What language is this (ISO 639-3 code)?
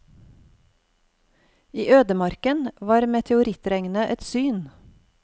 nor